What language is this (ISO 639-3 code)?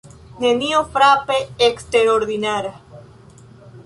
epo